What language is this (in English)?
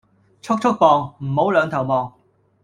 Cantonese